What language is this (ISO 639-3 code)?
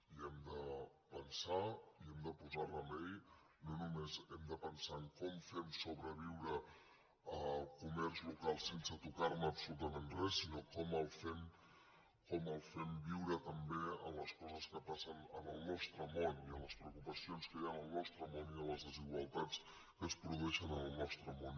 cat